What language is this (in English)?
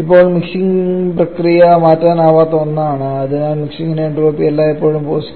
Malayalam